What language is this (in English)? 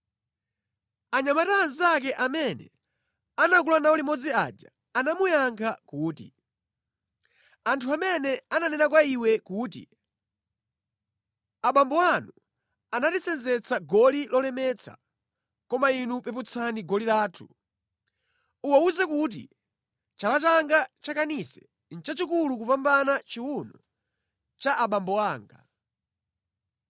Nyanja